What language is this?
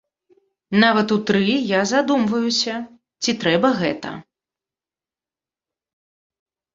Belarusian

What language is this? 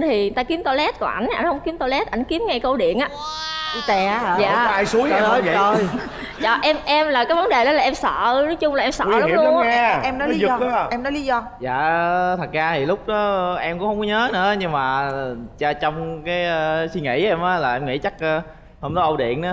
Vietnamese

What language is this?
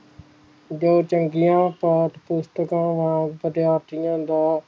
Punjabi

